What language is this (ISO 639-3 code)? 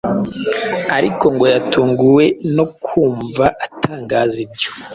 kin